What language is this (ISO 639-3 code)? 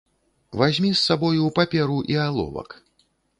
bel